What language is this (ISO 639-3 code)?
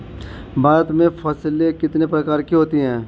hin